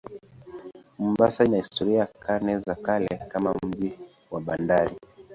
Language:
Swahili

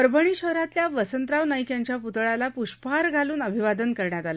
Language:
Marathi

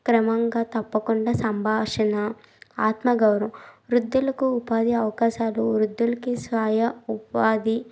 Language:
Telugu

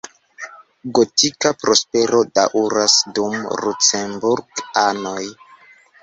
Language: Esperanto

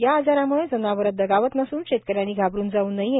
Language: Marathi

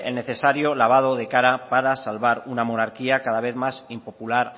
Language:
Spanish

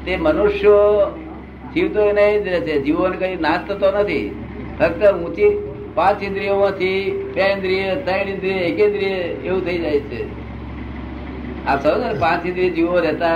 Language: Gujarati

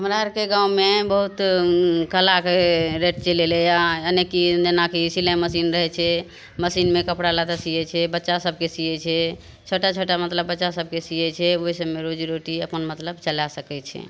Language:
Maithili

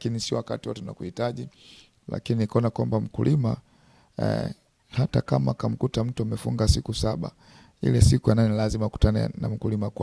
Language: Swahili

